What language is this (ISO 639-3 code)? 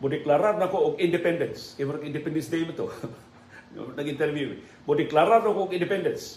fil